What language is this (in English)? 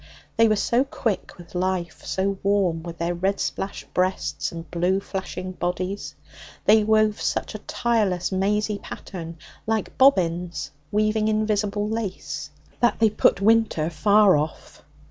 English